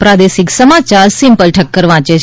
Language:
Gujarati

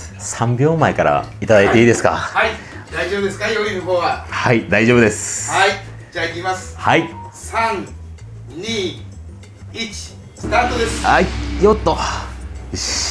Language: Japanese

